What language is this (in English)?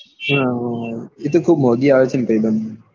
Gujarati